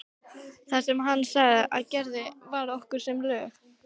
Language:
Icelandic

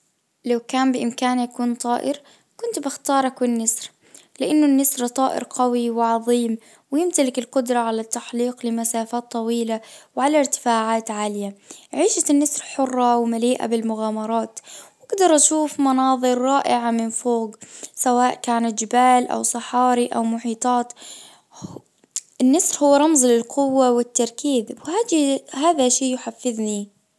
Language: Najdi Arabic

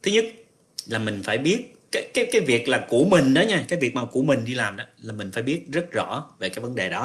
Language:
Vietnamese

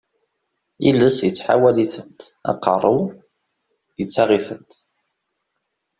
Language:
Kabyle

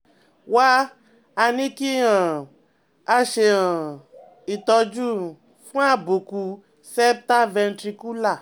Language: Yoruba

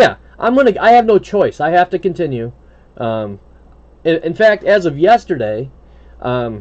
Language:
English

